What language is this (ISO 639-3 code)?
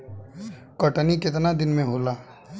bho